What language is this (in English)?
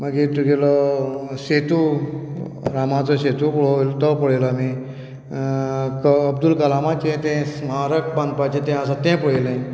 Konkani